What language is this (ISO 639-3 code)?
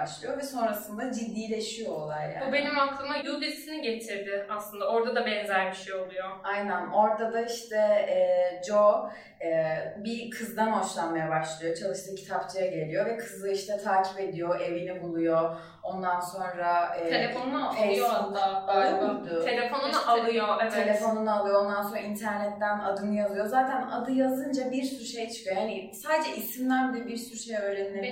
tur